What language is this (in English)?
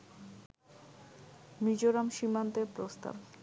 Bangla